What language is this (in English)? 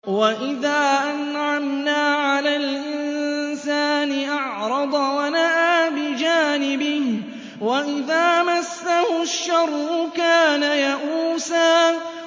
Arabic